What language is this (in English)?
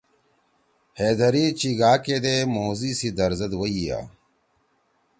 Torwali